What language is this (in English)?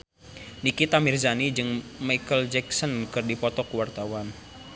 Sundanese